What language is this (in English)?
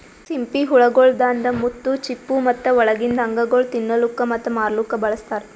Kannada